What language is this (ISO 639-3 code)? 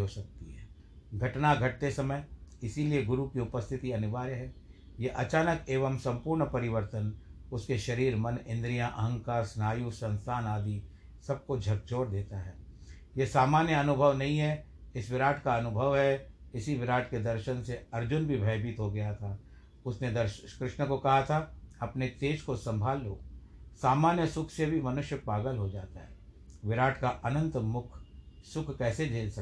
hin